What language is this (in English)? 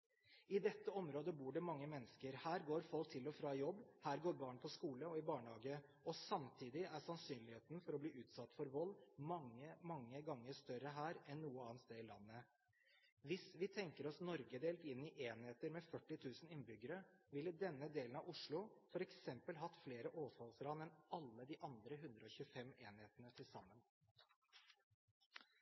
Norwegian Bokmål